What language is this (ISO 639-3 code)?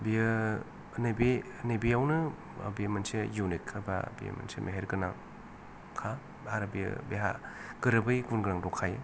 brx